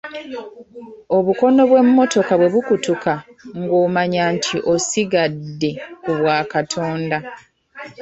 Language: Ganda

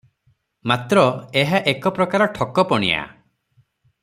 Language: Odia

